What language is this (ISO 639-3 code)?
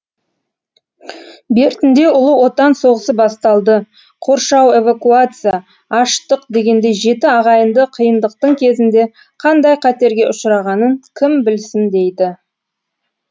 kaz